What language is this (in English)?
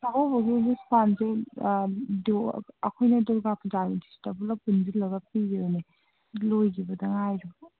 Manipuri